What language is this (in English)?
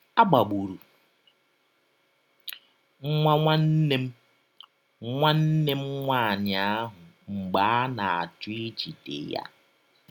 Igbo